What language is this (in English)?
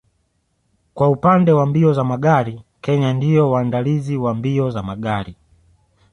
Swahili